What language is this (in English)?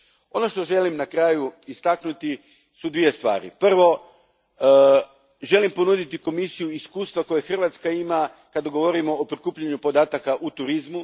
Croatian